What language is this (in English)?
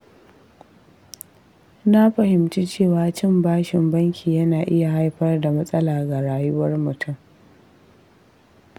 Hausa